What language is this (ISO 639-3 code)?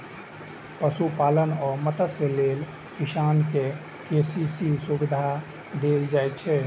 mai